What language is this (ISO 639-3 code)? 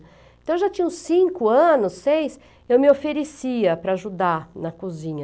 por